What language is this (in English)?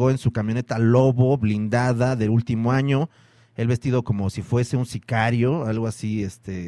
Spanish